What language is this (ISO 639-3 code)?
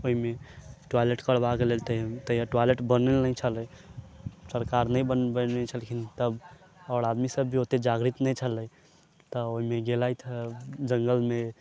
mai